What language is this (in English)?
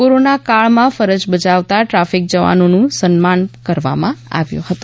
Gujarati